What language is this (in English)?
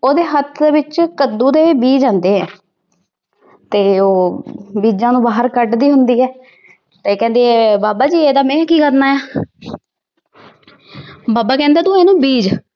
Punjabi